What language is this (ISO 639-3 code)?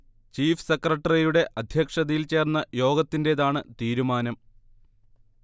mal